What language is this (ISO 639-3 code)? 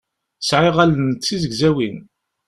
kab